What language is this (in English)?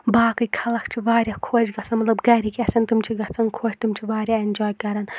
Kashmiri